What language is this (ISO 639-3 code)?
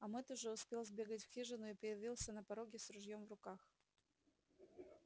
rus